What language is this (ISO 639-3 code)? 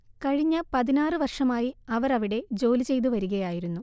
mal